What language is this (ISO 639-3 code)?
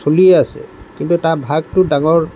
asm